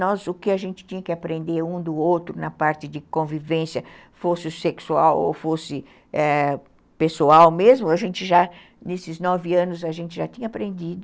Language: Portuguese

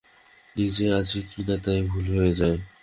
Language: Bangla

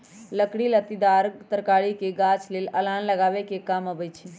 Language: Magahi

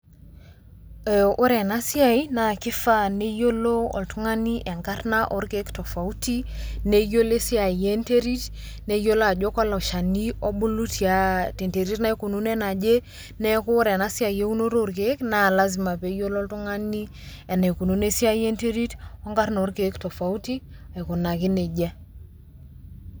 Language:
Masai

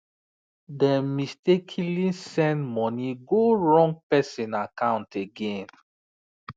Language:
Nigerian Pidgin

